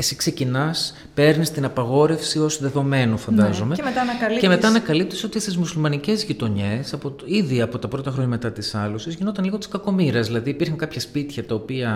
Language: Greek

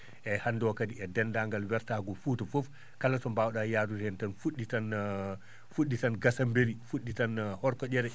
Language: Fula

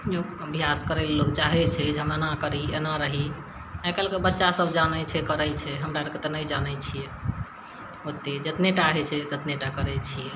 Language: Maithili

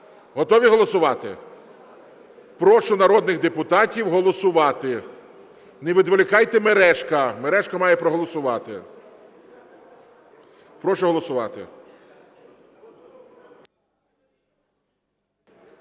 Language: Ukrainian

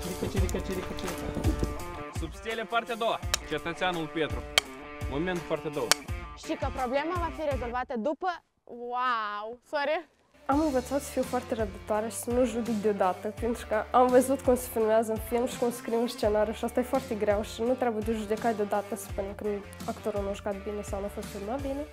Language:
Romanian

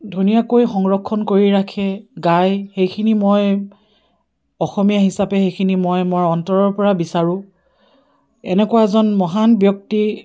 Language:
Assamese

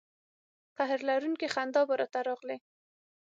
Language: Pashto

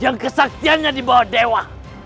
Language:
Indonesian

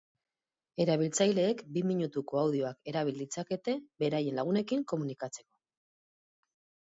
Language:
Basque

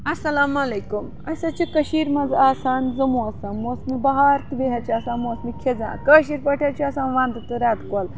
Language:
Kashmiri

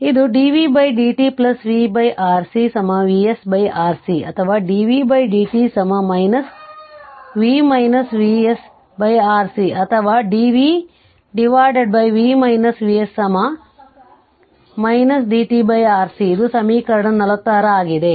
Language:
Kannada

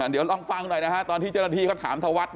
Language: Thai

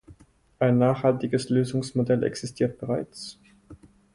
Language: German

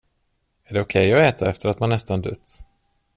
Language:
Swedish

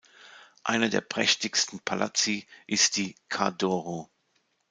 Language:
German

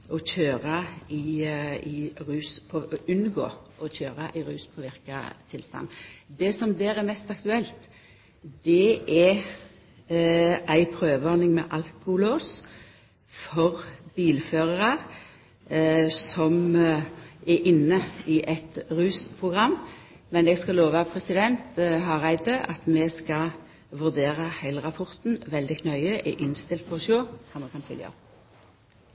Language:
Norwegian Nynorsk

